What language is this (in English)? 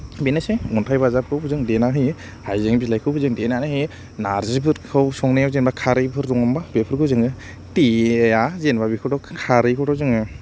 Bodo